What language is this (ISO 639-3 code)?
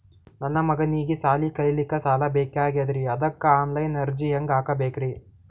kan